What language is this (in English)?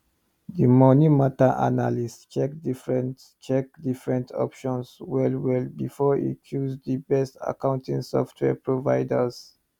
Nigerian Pidgin